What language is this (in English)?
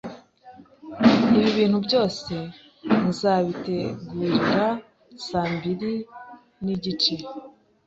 Kinyarwanda